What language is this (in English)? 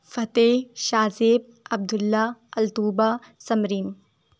Urdu